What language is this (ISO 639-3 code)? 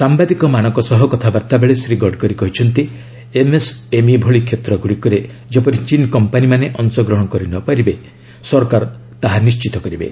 ori